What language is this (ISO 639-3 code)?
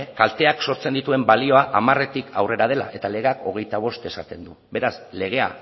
eus